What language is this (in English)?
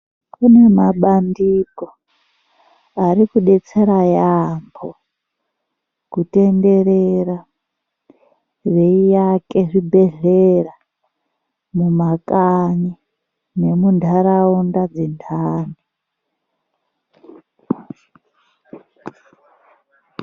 Ndau